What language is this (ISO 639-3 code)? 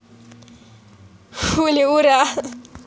rus